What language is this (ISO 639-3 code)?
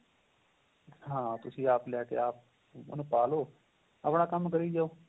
pan